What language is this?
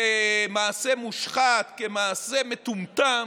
Hebrew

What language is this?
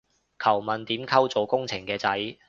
Cantonese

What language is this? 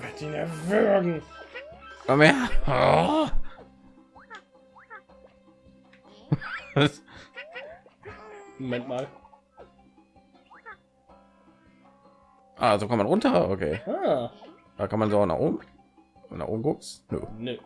German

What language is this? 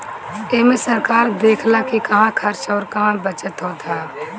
Bhojpuri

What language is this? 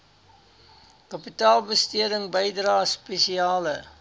Afrikaans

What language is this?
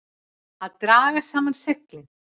Icelandic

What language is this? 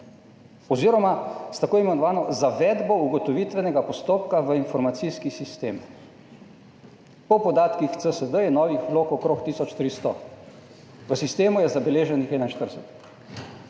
Slovenian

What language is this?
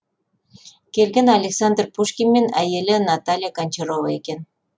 Kazakh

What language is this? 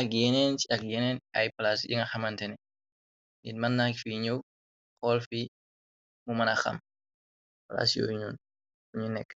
Wolof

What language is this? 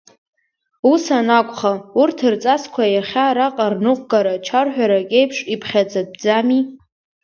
Abkhazian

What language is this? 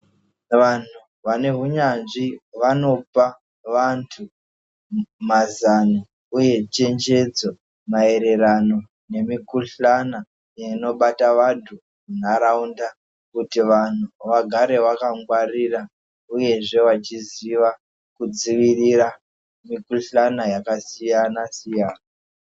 Ndau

